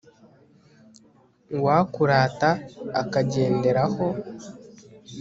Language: Kinyarwanda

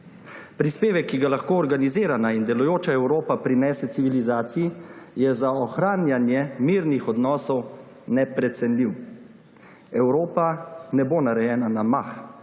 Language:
Slovenian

